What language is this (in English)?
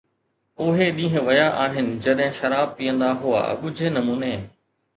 Sindhi